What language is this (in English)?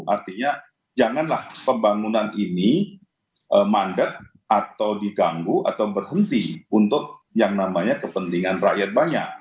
Indonesian